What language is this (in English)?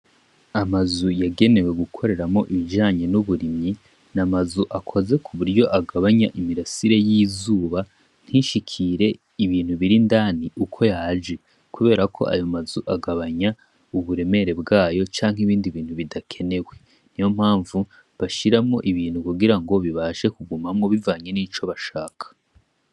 Rundi